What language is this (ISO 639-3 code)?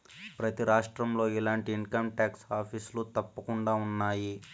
tel